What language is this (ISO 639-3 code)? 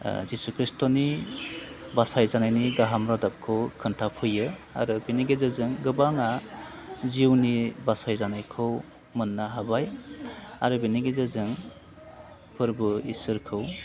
brx